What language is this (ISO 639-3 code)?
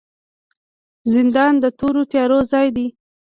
pus